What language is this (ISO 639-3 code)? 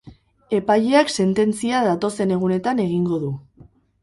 eus